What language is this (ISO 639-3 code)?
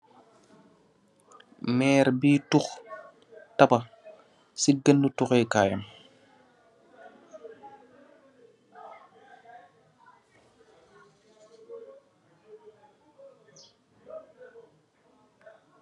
wol